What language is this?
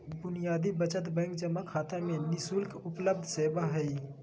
Magahi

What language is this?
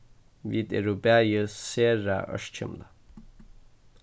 Faroese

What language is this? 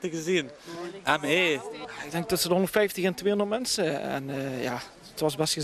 Dutch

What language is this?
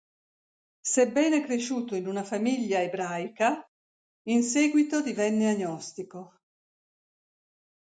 Italian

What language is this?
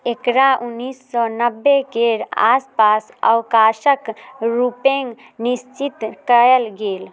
Maithili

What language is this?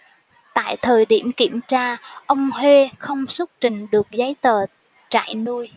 Vietnamese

